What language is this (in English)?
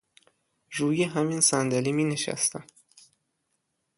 Persian